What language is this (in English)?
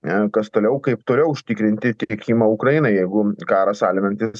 Lithuanian